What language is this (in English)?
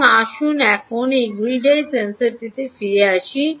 Bangla